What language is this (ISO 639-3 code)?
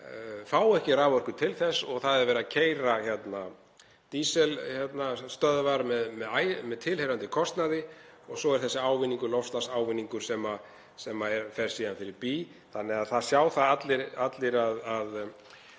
isl